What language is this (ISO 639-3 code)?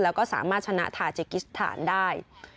tha